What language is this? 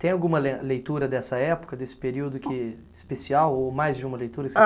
Portuguese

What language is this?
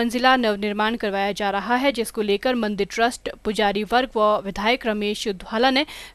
Hindi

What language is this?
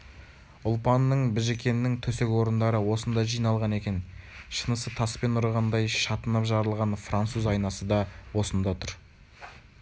Kazakh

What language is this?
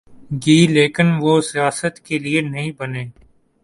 Urdu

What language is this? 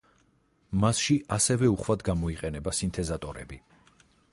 Georgian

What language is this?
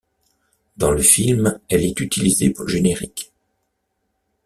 French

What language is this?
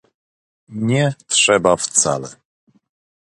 Polish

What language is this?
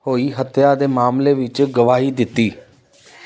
Punjabi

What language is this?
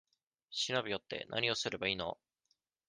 Japanese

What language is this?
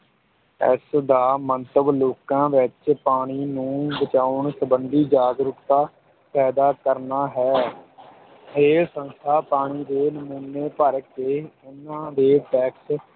Punjabi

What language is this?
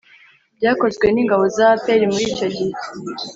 Kinyarwanda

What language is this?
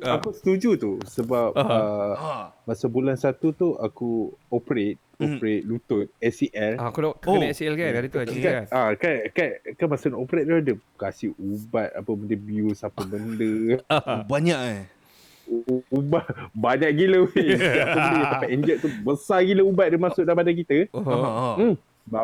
Malay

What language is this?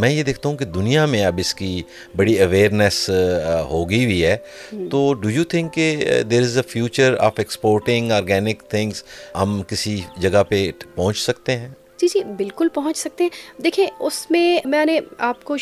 Urdu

